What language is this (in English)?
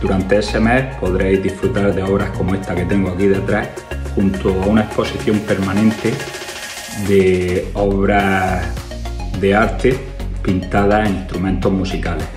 Spanish